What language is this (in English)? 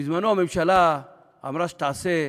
Hebrew